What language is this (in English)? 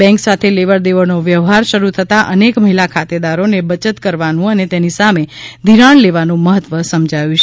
Gujarati